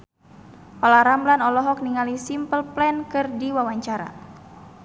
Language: Sundanese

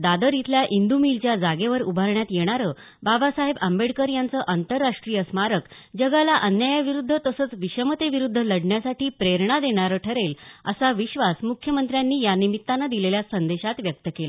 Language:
Marathi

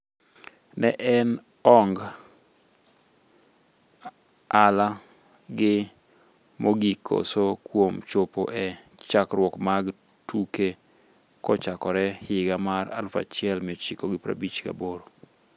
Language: Luo (Kenya and Tanzania)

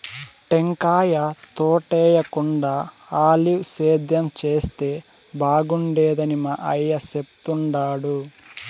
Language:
Telugu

